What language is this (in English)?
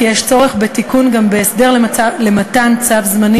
Hebrew